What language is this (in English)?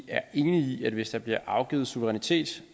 Danish